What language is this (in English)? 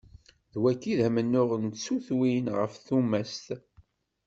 Kabyle